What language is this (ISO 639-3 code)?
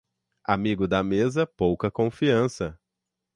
por